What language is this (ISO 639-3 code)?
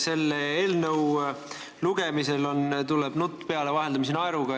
est